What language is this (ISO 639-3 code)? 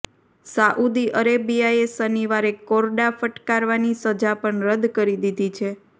guj